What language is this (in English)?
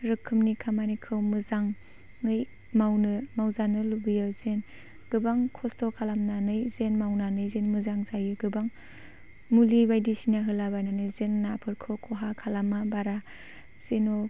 Bodo